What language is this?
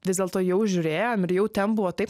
Lithuanian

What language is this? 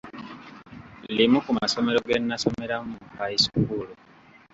Ganda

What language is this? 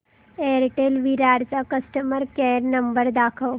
Marathi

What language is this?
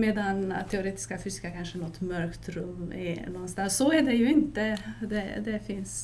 Swedish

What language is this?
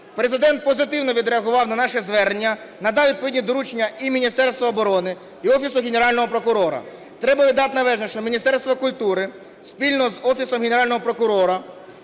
Ukrainian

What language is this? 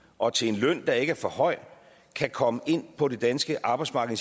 Danish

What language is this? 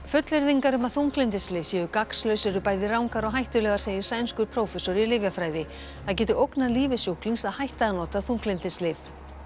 Icelandic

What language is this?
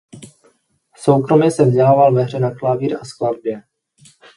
Czech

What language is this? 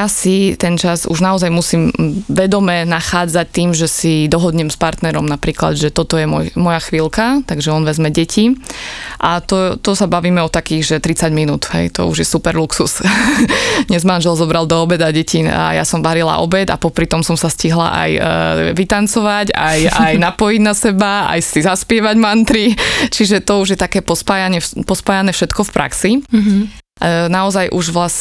Slovak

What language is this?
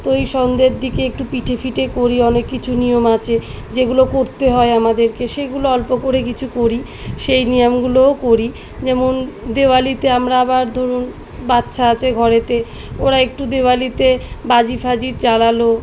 Bangla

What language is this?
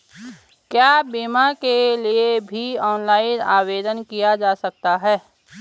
Hindi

